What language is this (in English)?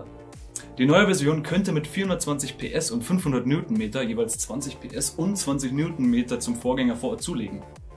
German